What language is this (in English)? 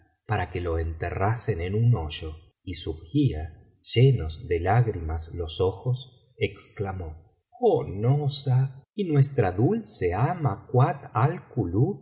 Spanish